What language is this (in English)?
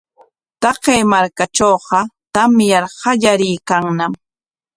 Corongo Ancash Quechua